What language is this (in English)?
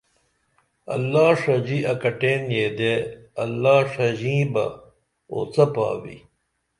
Dameli